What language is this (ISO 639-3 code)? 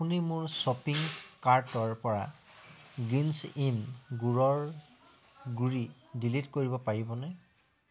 asm